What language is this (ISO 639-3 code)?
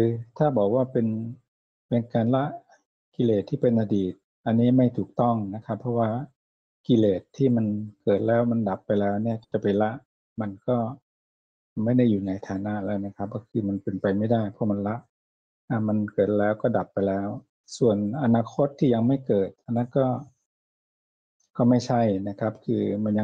tha